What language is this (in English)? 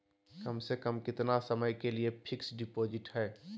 Magahi